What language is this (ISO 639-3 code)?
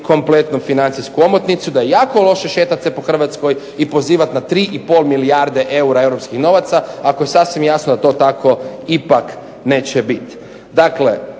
hrv